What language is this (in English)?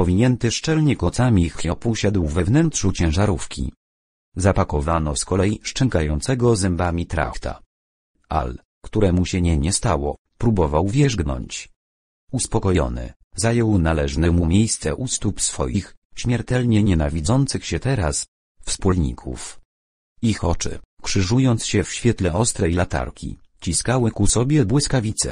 Polish